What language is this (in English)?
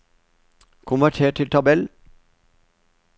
Norwegian